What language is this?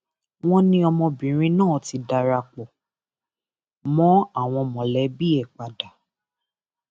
Yoruba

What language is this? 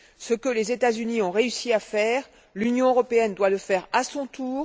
French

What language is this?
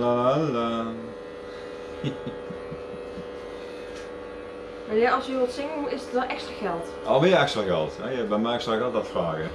Dutch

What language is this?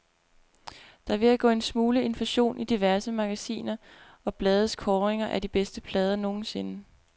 Danish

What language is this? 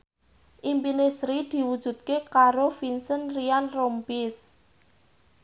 Javanese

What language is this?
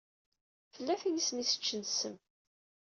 Kabyle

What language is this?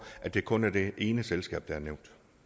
Danish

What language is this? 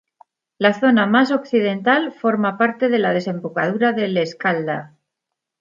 Spanish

